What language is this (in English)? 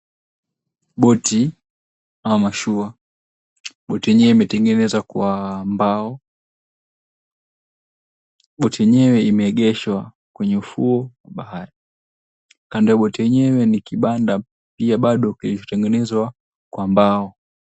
Swahili